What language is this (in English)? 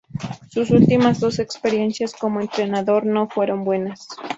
Spanish